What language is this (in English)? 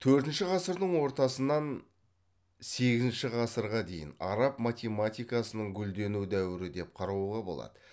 Kazakh